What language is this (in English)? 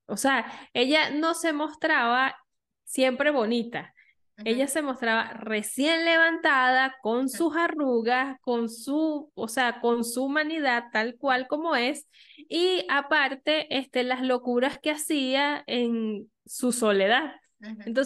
Spanish